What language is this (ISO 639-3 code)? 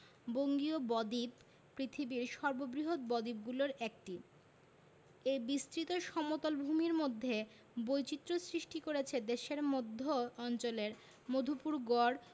ben